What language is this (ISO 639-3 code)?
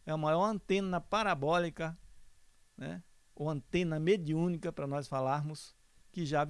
por